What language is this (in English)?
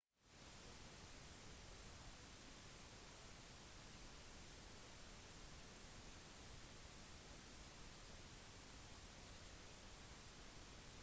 Norwegian Bokmål